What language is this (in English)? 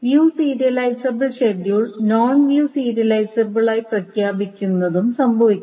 Malayalam